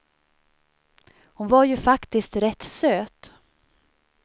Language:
Swedish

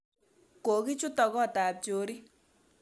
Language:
Kalenjin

